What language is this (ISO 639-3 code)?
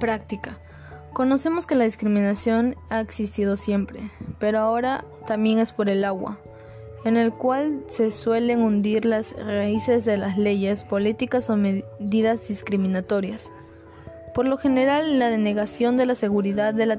spa